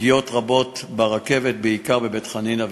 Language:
Hebrew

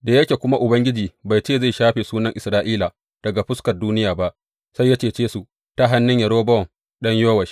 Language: Hausa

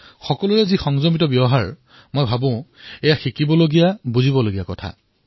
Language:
Assamese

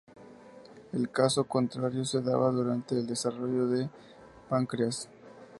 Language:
Spanish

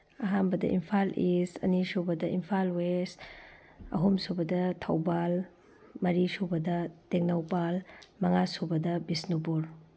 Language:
Manipuri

